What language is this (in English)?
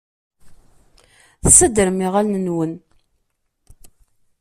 Kabyle